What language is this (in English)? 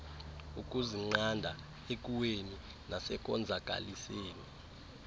Xhosa